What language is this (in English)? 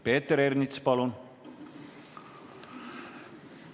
Estonian